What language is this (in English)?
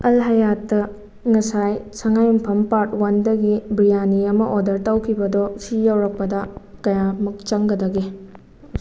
Manipuri